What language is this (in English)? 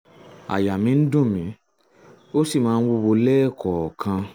Yoruba